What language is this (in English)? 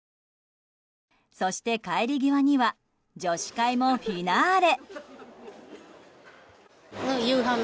Japanese